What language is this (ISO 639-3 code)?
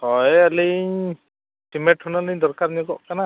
sat